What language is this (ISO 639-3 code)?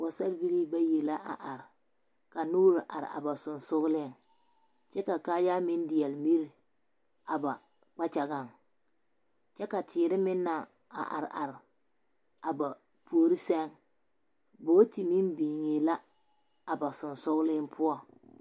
dga